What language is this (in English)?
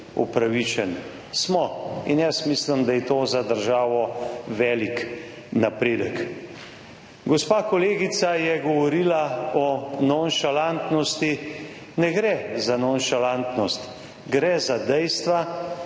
Slovenian